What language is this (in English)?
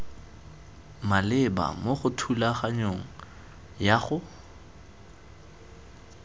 Tswana